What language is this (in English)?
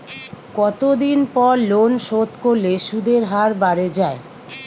Bangla